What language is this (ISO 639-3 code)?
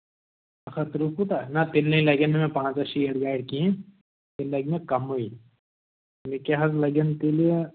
kas